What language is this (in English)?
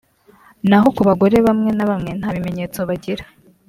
Kinyarwanda